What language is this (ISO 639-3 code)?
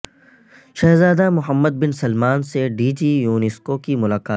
urd